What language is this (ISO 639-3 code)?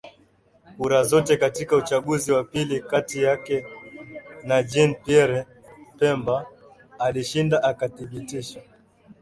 swa